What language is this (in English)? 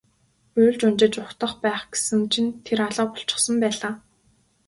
Mongolian